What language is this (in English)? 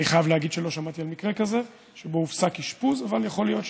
Hebrew